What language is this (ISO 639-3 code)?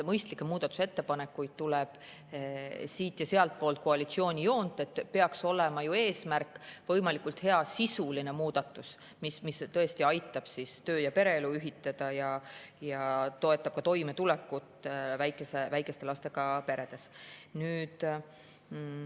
est